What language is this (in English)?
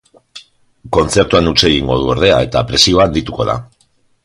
Basque